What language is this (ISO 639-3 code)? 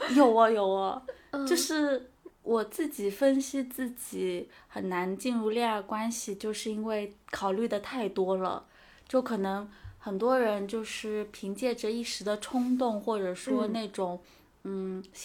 zho